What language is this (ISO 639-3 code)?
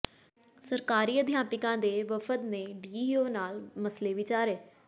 pan